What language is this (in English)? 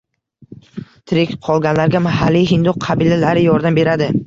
Uzbek